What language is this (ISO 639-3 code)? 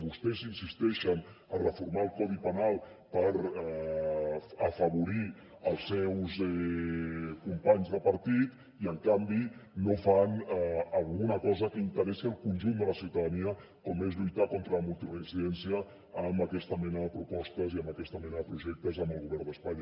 cat